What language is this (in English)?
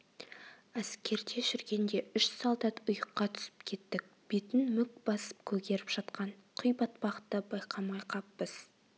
Kazakh